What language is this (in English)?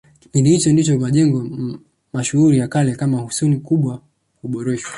Swahili